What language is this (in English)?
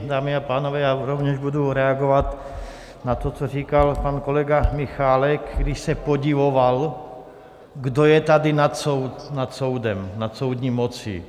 Czech